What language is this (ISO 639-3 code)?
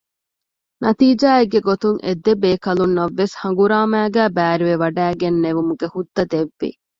div